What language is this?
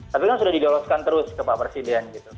Indonesian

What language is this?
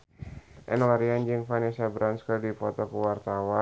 Sundanese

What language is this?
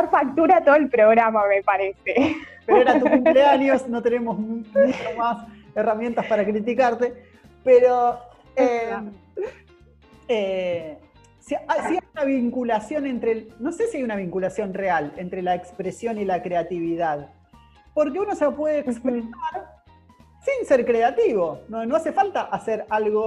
Spanish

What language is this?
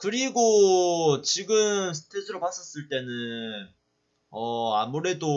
Korean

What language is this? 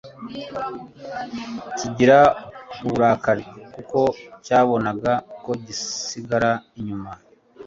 Kinyarwanda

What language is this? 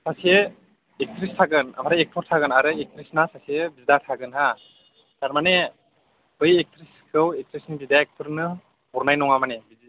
Bodo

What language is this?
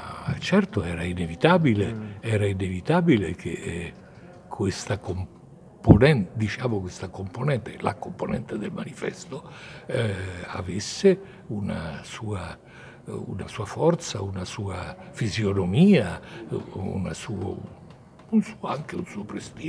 Italian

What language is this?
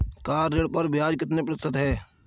Hindi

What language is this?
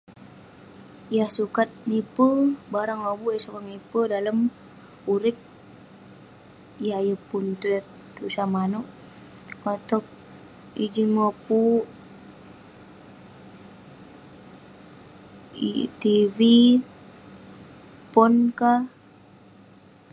Western Penan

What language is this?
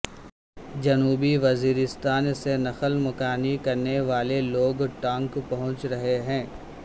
Urdu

